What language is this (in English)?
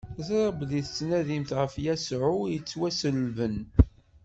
Kabyle